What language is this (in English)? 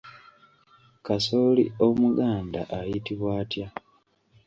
Ganda